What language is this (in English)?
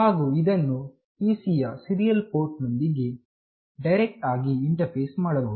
Kannada